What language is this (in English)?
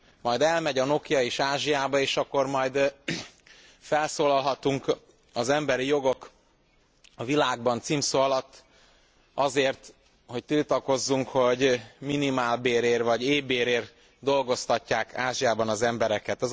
Hungarian